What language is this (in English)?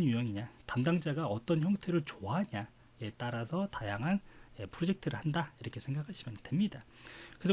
Korean